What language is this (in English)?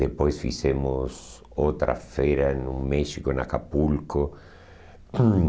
Portuguese